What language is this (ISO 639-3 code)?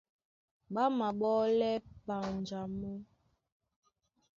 dua